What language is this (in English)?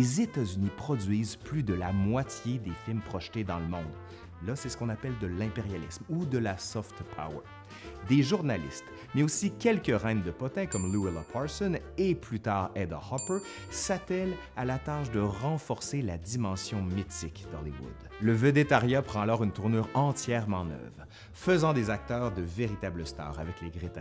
French